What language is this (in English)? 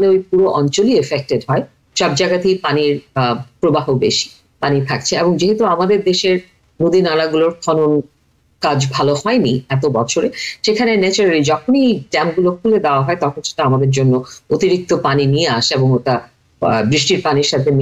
Bangla